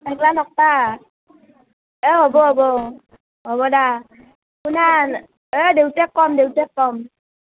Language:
Assamese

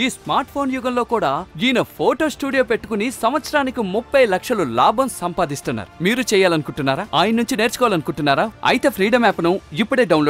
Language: Arabic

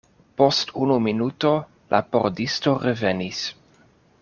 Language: Esperanto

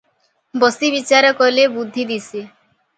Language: Odia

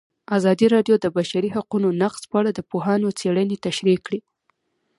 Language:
Pashto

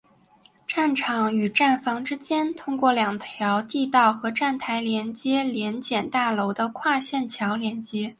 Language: Chinese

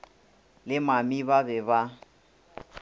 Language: Northern Sotho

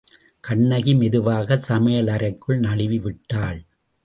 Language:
Tamil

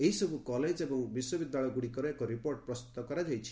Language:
Odia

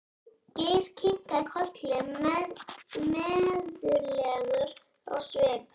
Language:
Icelandic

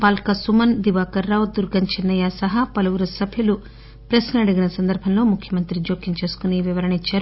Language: Telugu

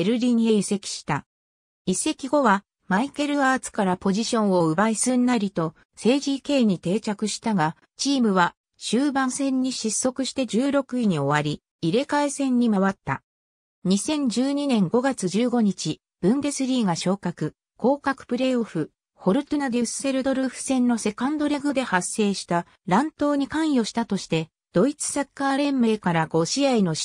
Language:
Japanese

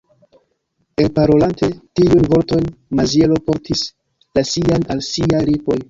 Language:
Esperanto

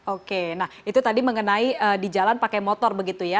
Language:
Indonesian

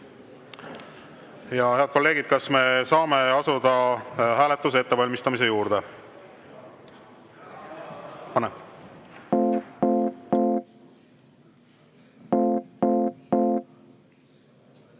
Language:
Estonian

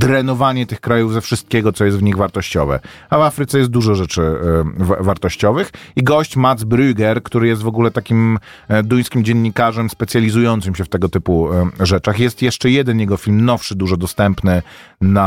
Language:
Polish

